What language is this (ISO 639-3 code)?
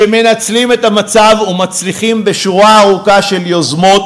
heb